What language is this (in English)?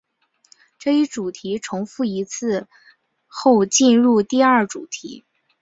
Chinese